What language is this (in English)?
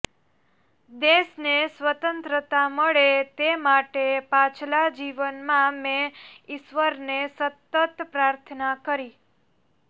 Gujarati